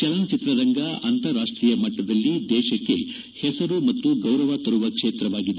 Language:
Kannada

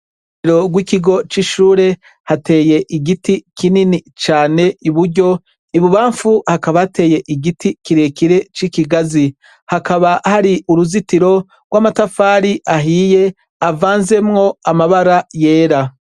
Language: Rundi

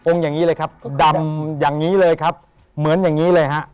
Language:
Thai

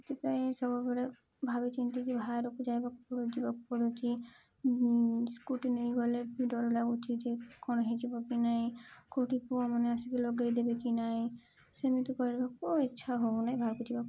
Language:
Odia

